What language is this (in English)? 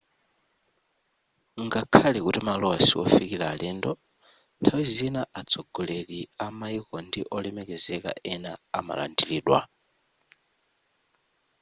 Nyanja